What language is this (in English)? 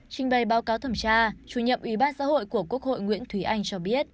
Vietnamese